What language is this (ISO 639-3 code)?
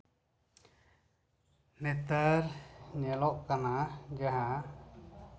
sat